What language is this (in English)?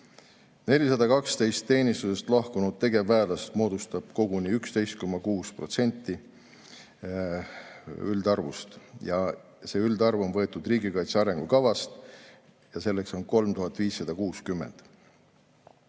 Estonian